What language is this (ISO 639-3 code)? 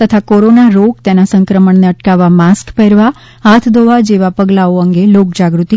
guj